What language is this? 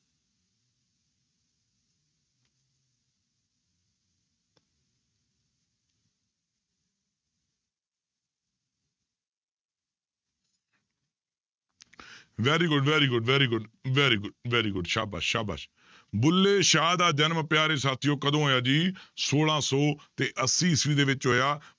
Punjabi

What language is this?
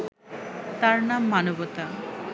Bangla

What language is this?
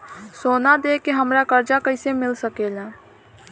Bhojpuri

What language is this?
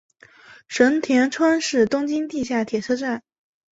Chinese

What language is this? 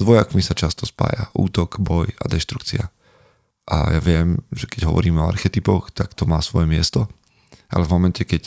Slovak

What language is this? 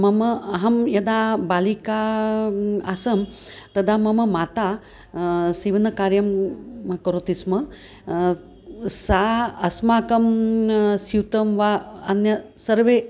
Sanskrit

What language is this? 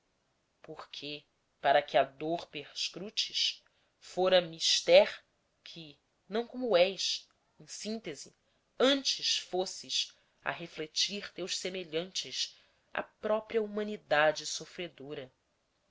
Portuguese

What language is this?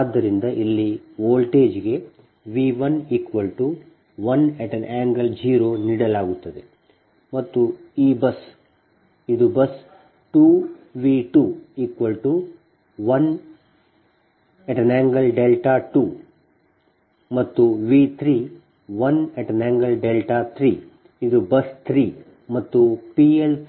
Kannada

